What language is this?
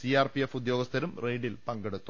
Malayalam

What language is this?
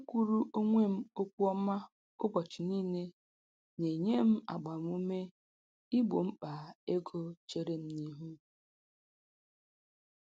Igbo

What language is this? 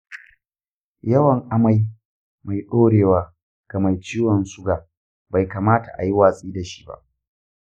Hausa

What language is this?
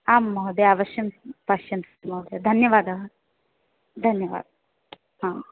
Sanskrit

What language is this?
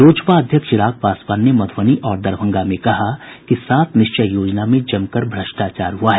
Hindi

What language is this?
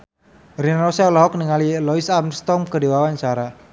Sundanese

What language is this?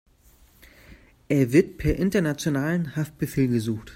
German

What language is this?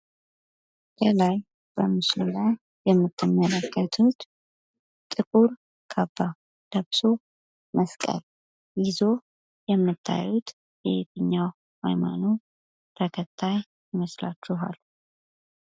Amharic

